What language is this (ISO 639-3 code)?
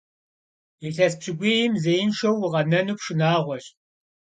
kbd